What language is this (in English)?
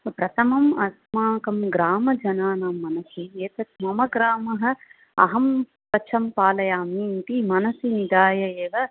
Sanskrit